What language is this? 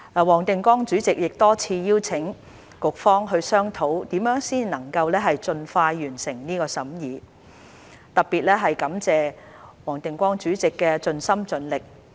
Cantonese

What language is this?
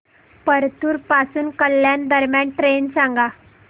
Marathi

